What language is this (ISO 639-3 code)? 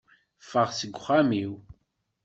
kab